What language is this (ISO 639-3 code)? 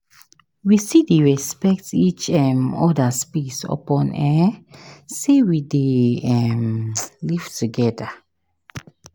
pcm